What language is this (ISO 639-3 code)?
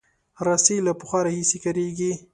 pus